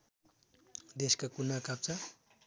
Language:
Nepali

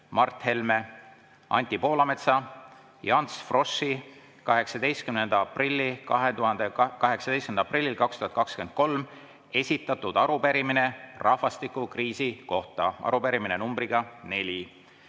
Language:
Estonian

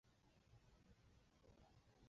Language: Chinese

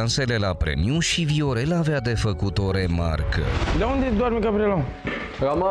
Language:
Romanian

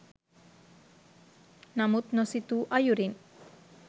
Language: Sinhala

